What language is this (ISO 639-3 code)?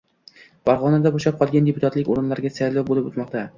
uzb